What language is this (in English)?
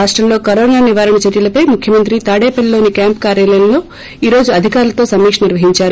Telugu